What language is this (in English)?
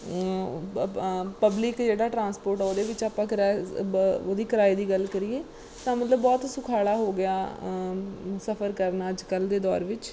Punjabi